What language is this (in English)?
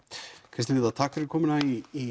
Icelandic